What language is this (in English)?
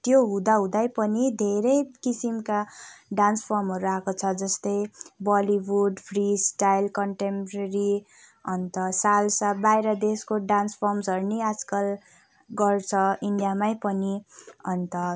Nepali